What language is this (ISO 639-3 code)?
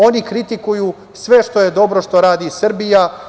srp